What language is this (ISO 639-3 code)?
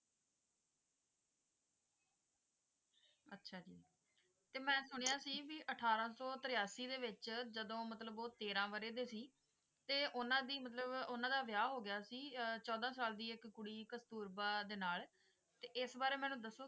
pan